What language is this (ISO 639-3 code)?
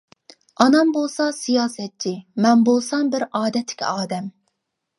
uig